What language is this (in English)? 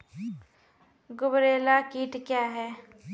Maithili